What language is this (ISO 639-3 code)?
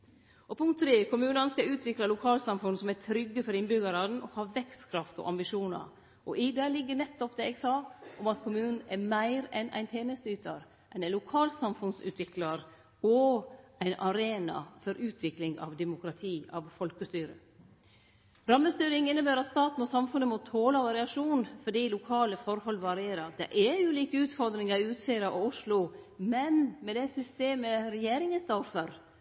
nno